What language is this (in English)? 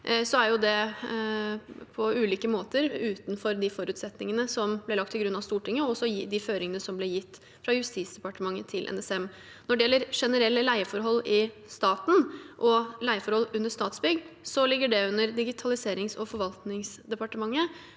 Norwegian